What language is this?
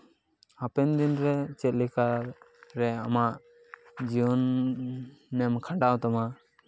Santali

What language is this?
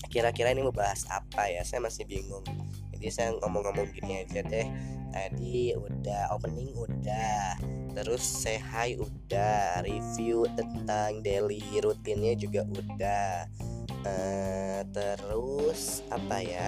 Indonesian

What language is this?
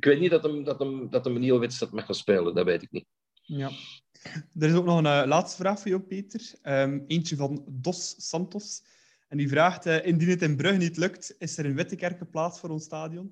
Dutch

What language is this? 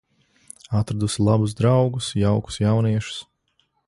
Latvian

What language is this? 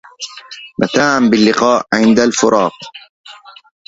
Arabic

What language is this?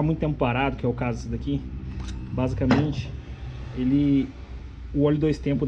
Portuguese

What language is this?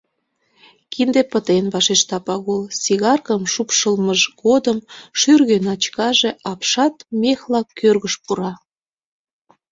Mari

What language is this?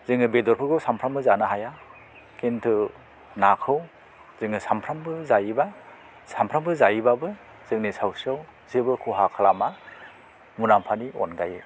Bodo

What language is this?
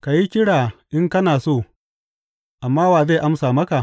Hausa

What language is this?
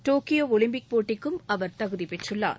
Tamil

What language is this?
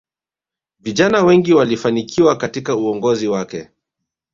Swahili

